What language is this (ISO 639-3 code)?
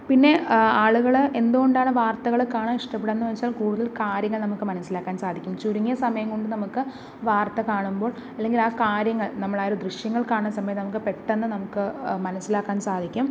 mal